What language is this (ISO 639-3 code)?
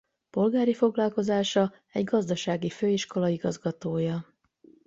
hun